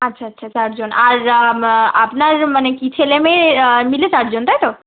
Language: Bangla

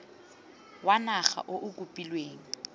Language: Tswana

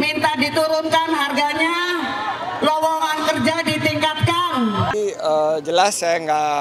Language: Indonesian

